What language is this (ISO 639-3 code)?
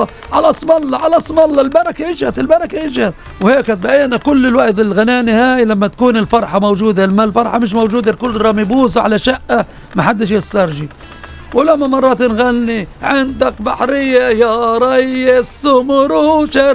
ara